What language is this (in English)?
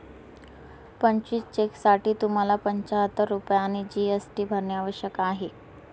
Marathi